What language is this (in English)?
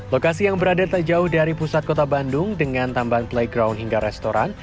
Indonesian